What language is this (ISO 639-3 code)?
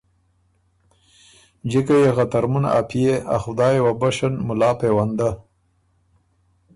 oru